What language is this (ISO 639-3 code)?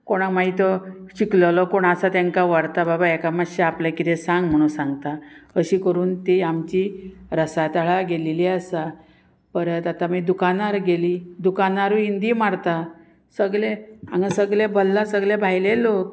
kok